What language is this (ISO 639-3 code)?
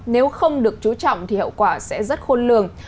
vie